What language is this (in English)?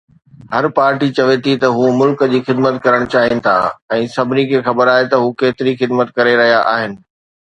Sindhi